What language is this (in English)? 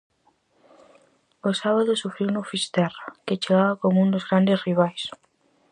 Galician